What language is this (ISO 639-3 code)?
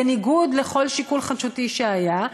heb